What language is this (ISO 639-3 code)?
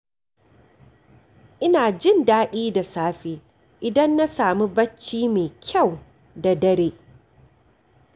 hau